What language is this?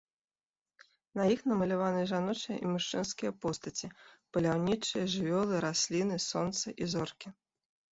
Belarusian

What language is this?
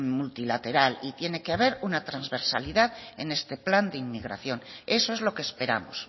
Spanish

